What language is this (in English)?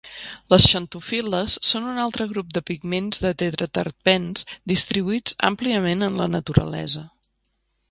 Catalan